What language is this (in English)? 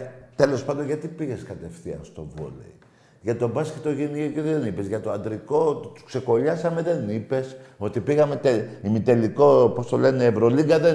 Greek